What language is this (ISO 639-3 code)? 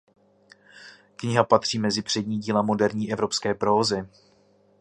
ces